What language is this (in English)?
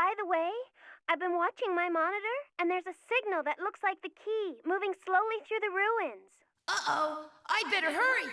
Portuguese